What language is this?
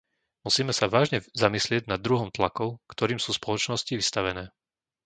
Slovak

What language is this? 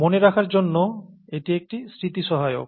Bangla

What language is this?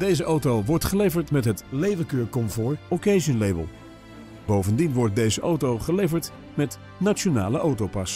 Dutch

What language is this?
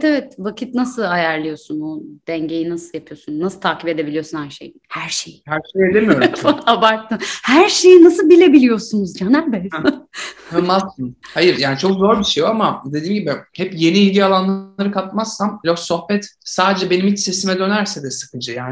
Turkish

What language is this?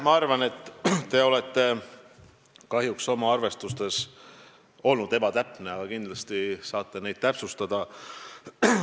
Estonian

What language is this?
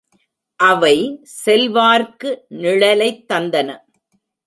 Tamil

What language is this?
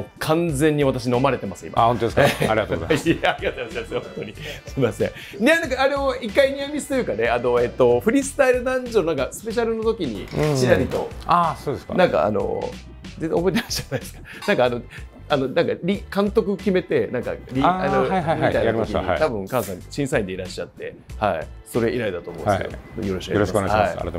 Japanese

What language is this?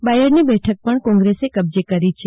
Gujarati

